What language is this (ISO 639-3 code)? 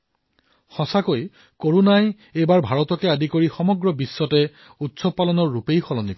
asm